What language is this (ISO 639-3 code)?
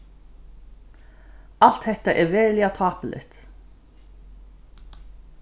fao